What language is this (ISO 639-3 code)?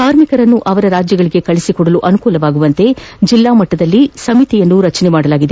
kan